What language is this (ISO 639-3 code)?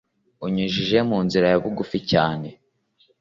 kin